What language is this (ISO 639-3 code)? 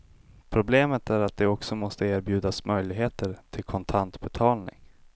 swe